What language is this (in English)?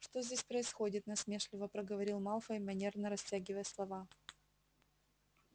Russian